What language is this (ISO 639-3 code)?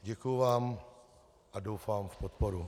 ces